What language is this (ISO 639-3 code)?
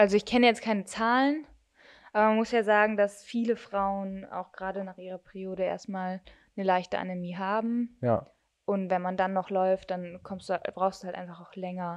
deu